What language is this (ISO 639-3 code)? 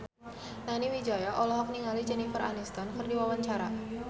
sun